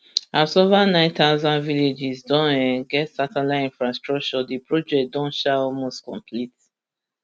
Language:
Nigerian Pidgin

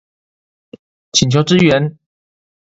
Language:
Chinese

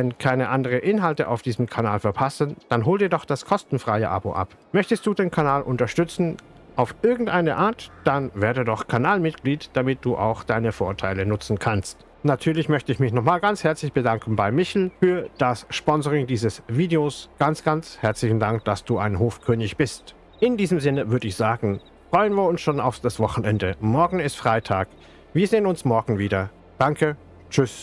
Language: German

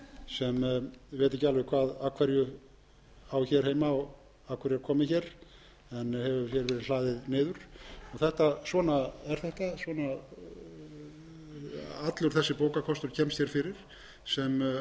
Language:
Icelandic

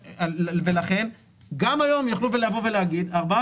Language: Hebrew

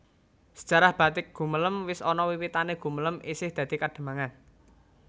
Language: Javanese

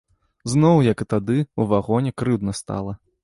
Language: Belarusian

